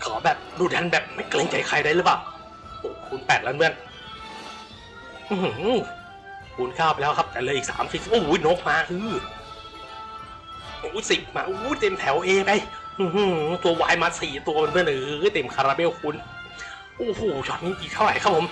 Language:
Thai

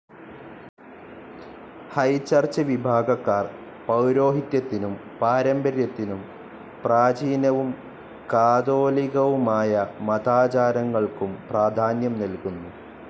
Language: Malayalam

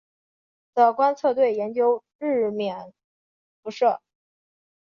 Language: Chinese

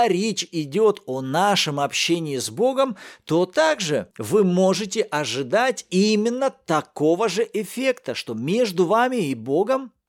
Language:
Russian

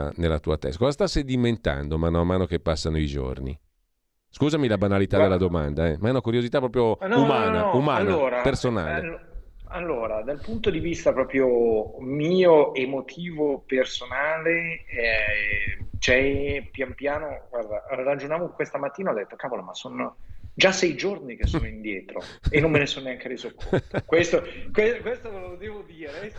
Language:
Italian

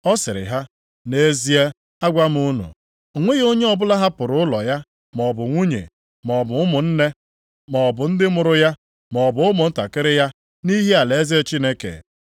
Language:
Igbo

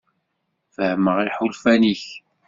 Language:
Kabyle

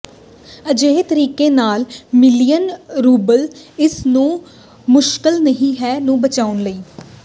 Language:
Punjabi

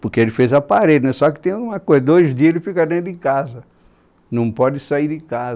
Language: Portuguese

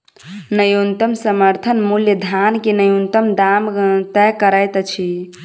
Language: Maithili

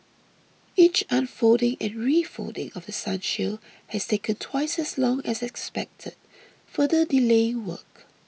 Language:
English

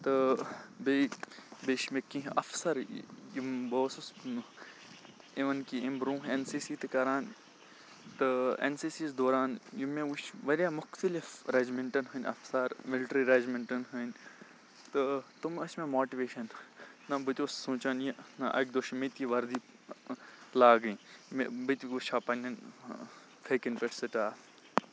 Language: Kashmiri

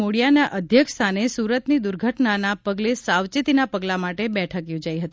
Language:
Gujarati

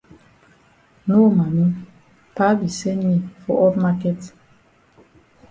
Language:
Cameroon Pidgin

